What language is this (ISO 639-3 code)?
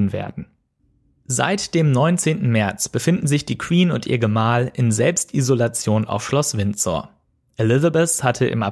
deu